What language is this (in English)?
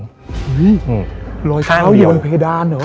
Thai